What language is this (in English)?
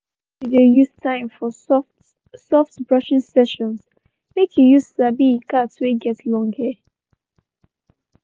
Nigerian Pidgin